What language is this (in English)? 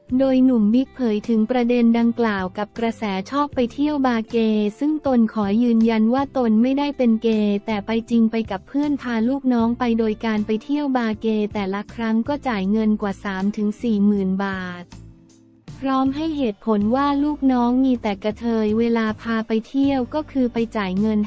Thai